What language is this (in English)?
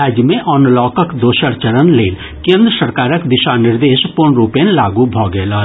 Maithili